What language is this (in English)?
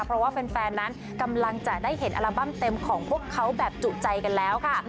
Thai